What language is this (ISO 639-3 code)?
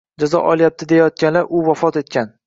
uzb